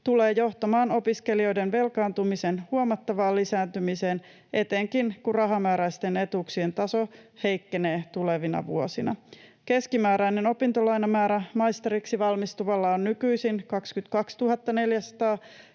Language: Finnish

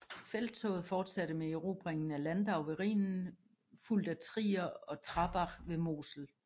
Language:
Danish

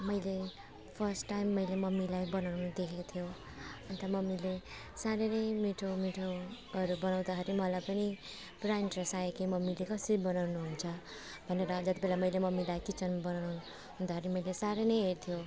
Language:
Nepali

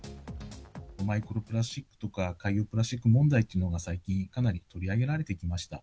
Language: Japanese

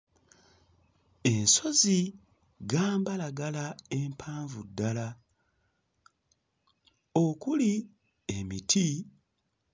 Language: Ganda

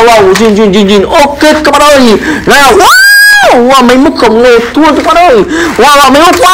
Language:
Vietnamese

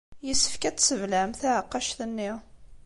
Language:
Kabyle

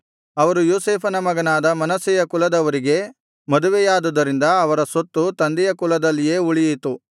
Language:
Kannada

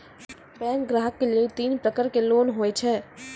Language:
Maithili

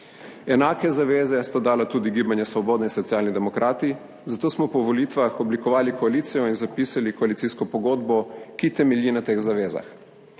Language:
Slovenian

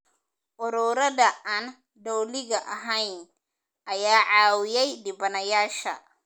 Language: Somali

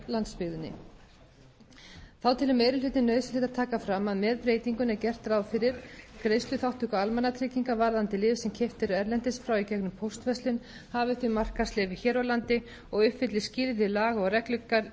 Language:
Icelandic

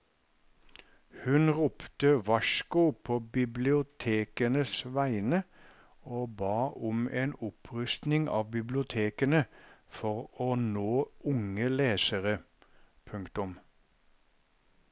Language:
Norwegian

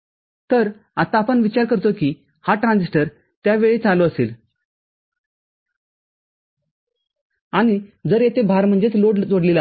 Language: Marathi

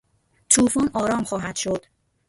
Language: Persian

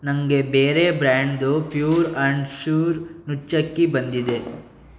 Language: Kannada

